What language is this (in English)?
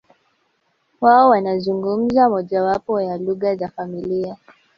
Swahili